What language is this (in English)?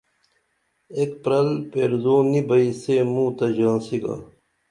Dameli